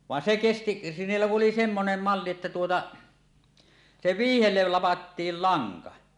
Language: Finnish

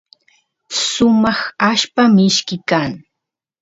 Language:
Santiago del Estero Quichua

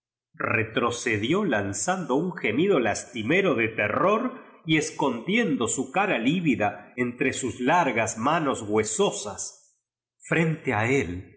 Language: Spanish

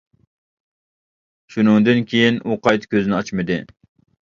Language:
Uyghur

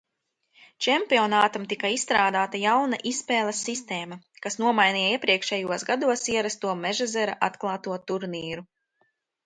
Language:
Latvian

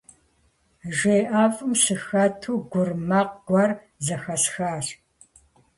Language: Kabardian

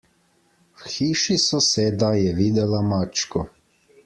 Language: Slovenian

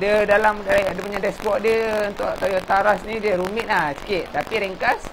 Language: Malay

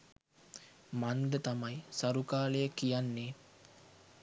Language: Sinhala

